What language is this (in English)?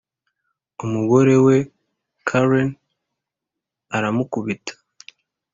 Kinyarwanda